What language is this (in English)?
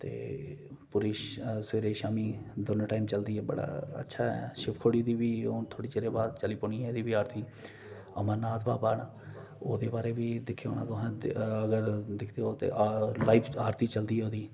Dogri